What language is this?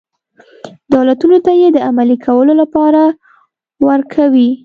Pashto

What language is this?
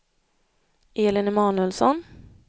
Swedish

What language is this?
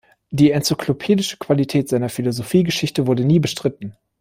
German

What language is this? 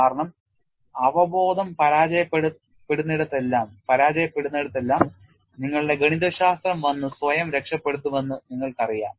Malayalam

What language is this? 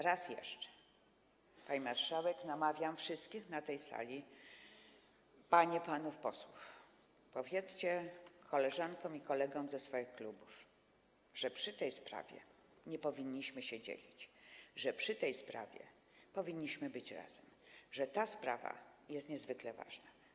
Polish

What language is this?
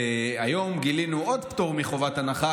Hebrew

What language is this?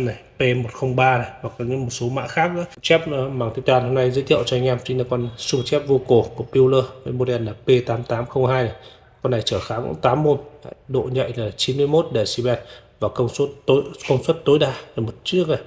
Vietnamese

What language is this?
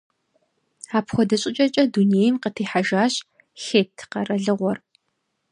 Kabardian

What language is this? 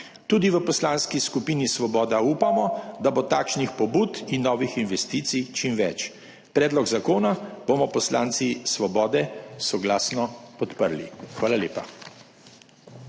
Slovenian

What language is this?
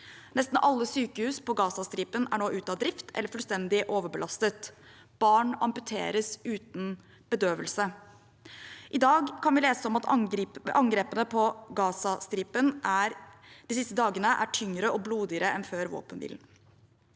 Norwegian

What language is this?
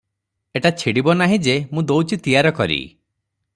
Odia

